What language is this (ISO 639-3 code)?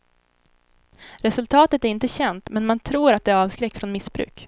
swe